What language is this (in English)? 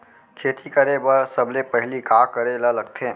Chhattisgarhi